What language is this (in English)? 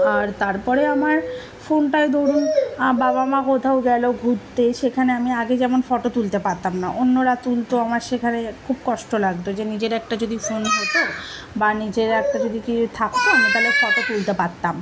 Bangla